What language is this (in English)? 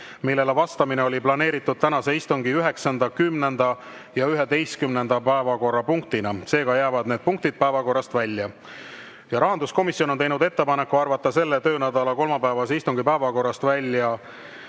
Estonian